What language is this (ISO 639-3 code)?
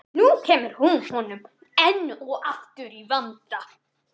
isl